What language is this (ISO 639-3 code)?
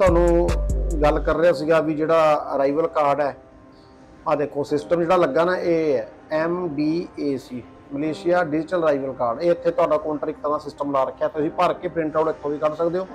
pan